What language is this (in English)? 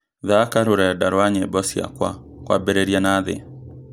Kikuyu